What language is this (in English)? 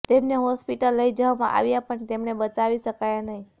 Gujarati